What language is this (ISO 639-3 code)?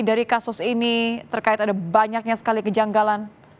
ind